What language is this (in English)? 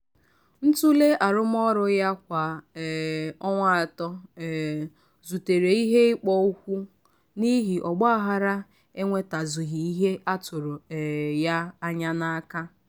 Igbo